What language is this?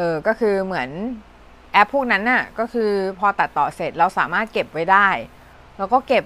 Thai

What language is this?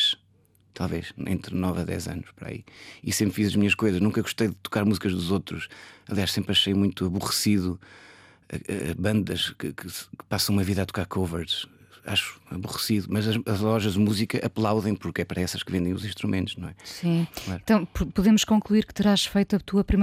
Portuguese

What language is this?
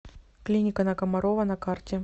Russian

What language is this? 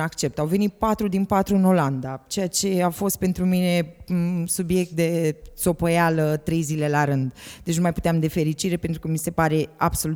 Romanian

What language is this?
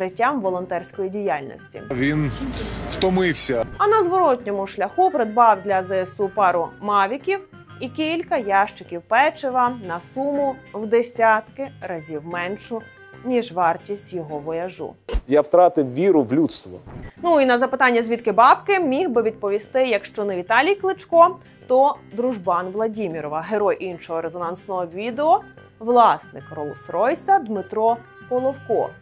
Ukrainian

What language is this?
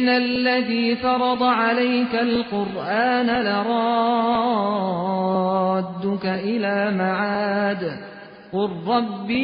Persian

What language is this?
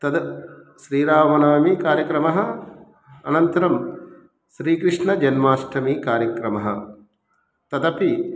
Sanskrit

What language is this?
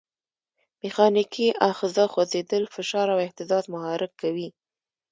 Pashto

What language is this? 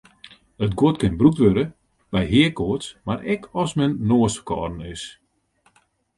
Western Frisian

